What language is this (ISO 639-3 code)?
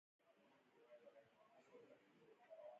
pus